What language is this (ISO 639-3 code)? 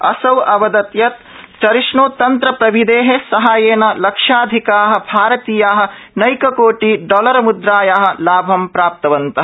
san